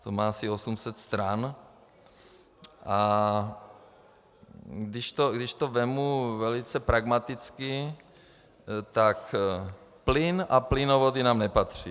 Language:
Czech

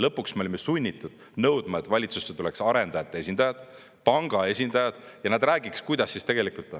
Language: Estonian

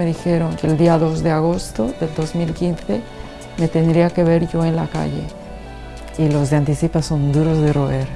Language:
Spanish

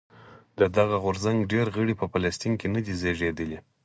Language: Pashto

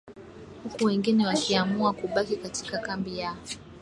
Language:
Swahili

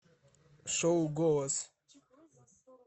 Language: Russian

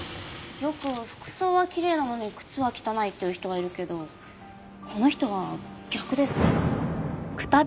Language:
Japanese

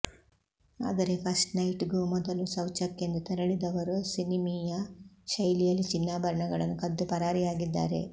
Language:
Kannada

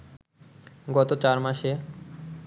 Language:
Bangla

